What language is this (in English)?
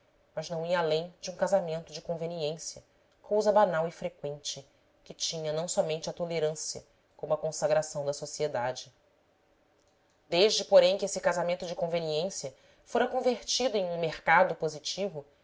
Portuguese